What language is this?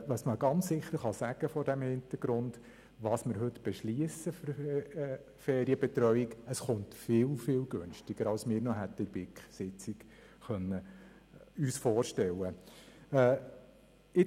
Swiss German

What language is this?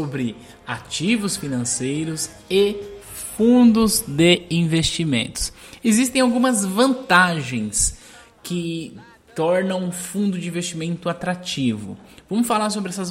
Portuguese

